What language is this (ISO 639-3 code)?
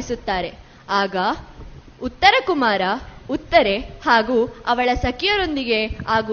kan